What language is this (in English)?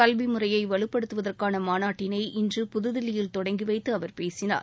Tamil